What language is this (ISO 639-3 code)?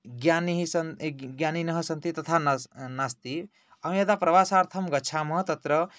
san